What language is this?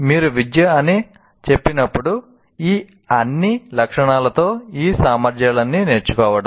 Telugu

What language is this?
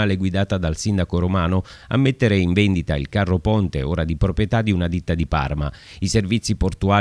Italian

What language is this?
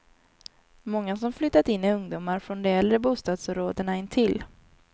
Swedish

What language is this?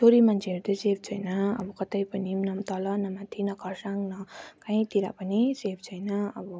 Nepali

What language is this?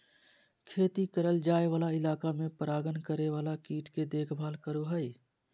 Magahi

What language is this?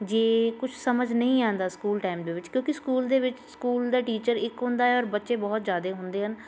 Punjabi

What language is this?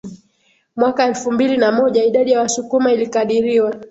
Swahili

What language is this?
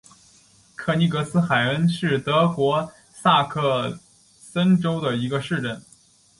Chinese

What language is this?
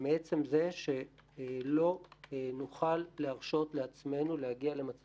Hebrew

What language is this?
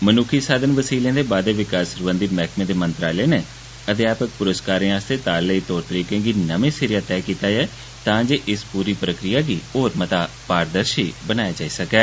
Dogri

